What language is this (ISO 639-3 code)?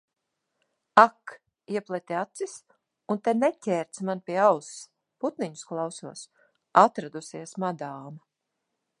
lav